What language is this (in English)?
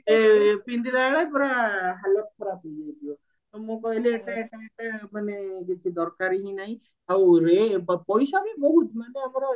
Odia